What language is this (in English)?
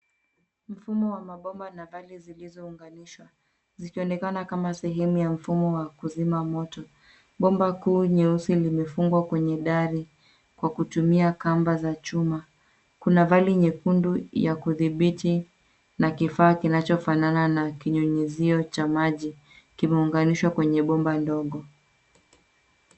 Swahili